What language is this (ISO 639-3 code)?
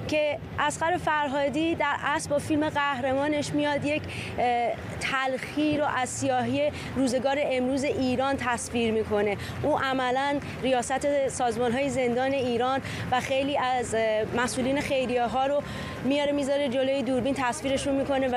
fas